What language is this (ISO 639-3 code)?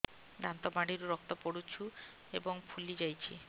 ori